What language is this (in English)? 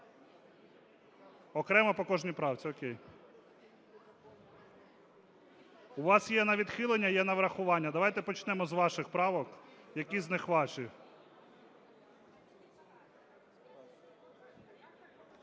Ukrainian